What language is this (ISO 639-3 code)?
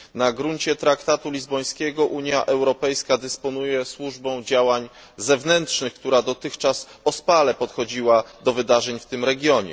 pol